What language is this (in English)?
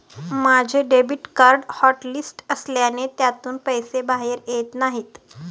Marathi